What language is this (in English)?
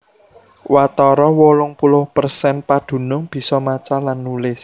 Javanese